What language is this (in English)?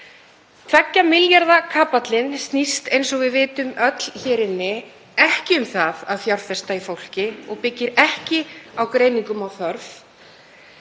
Icelandic